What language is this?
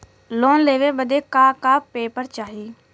Bhojpuri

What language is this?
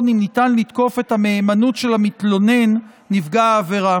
Hebrew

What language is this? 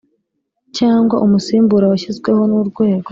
Kinyarwanda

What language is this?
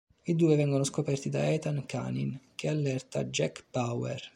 Italian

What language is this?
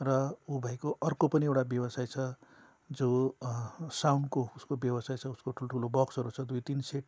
Nepali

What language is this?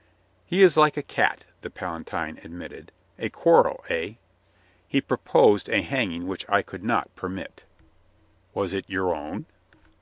English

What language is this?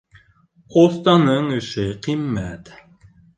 Bashkir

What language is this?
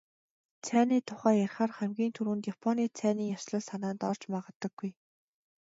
Mongolian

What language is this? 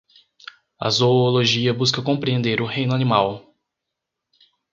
Portuguese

